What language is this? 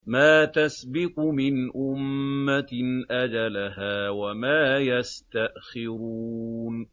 Arabic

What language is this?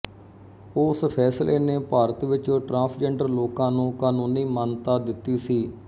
Punjabi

